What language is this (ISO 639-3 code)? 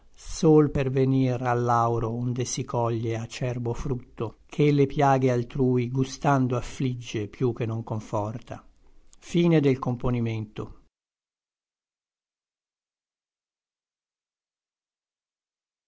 ita